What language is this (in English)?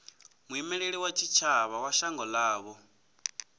Venda